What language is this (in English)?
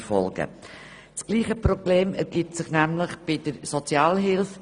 Swiss German